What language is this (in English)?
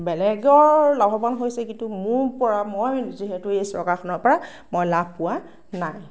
Assamese